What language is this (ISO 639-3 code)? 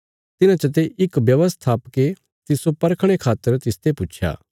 kfs